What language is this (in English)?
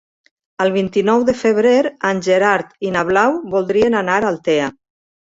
Catalan